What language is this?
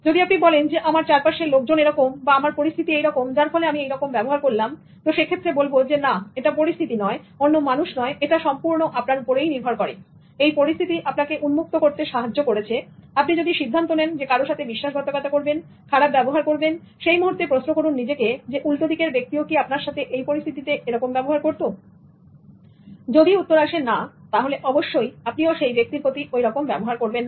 Bangla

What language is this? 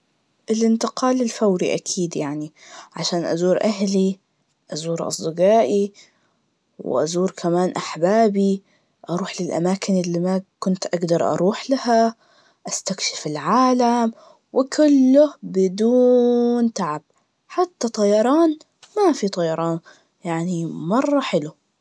Najdi Arabic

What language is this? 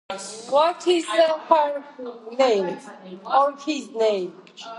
Georgian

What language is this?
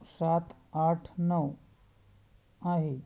Marathi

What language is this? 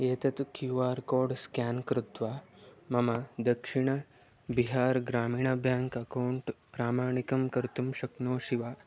Sanskrit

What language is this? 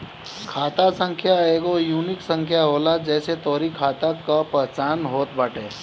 Bhojpuri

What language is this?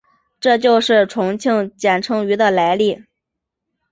Chinese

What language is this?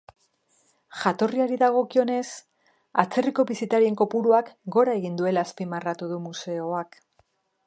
Basque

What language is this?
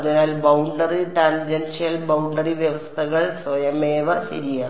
Malayalam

